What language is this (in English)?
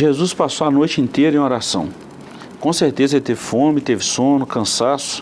Portuguese